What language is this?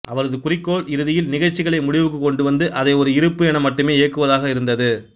Tamil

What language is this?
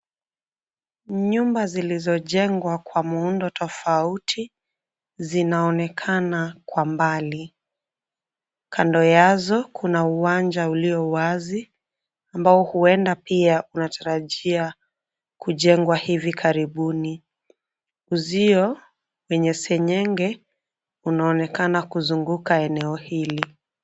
Swahili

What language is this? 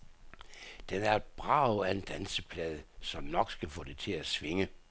Danish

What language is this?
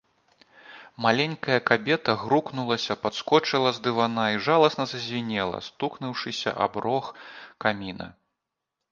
Belarusian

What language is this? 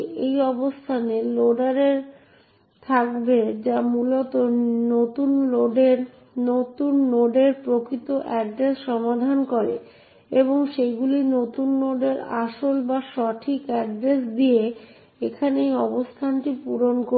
Bangla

